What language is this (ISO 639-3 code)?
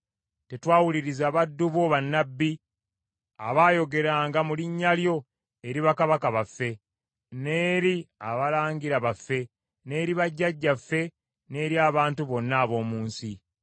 lug